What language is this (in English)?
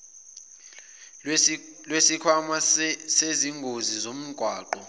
Zulu